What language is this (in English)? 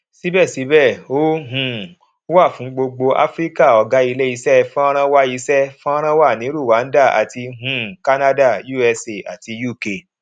Yoruba